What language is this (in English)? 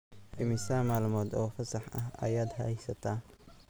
Somali